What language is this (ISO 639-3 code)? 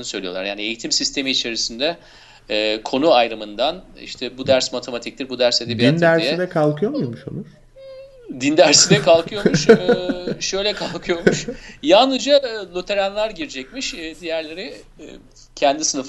tur